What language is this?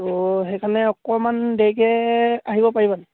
Assamese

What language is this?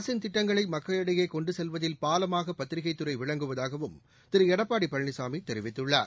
Tamil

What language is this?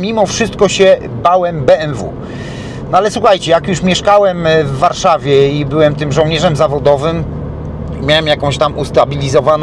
Polish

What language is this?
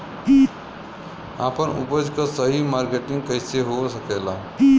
Bhojpuri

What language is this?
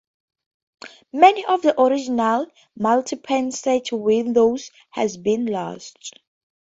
English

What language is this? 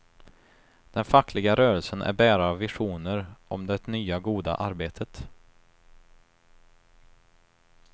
Swedish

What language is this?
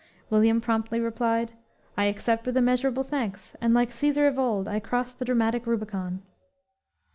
English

